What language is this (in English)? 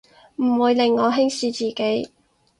Cantonese